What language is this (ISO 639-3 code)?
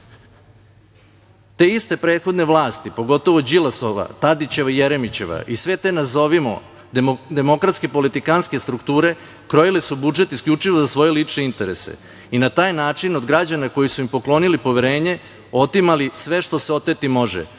srp